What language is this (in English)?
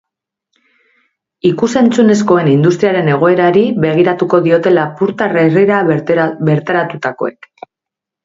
Basque